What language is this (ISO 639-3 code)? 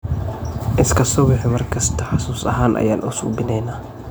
som